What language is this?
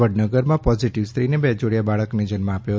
Gujarati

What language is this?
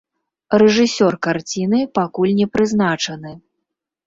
Belarusian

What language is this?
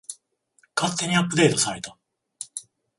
Japanese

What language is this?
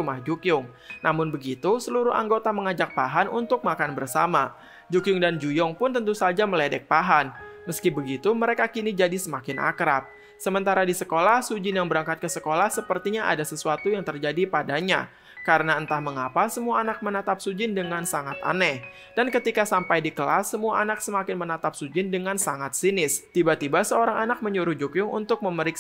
Indonesian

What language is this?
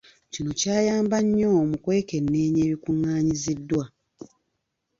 Ganda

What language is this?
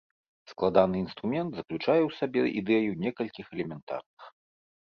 Belarusian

